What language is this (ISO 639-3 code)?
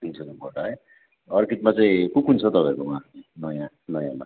nep